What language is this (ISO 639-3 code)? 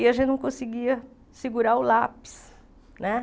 por